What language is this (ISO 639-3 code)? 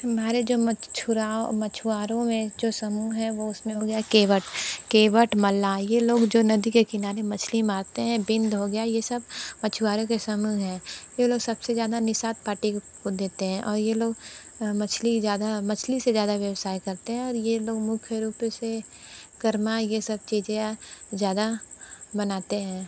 hin